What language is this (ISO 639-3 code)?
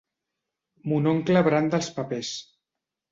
cat